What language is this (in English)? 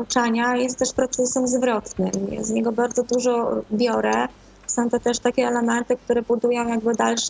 Polish